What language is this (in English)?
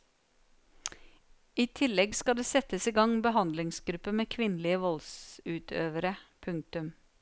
Norwegian